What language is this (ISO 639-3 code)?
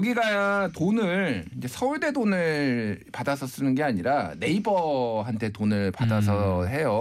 kor